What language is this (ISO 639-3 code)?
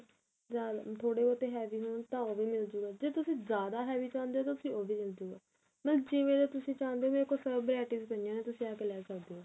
pan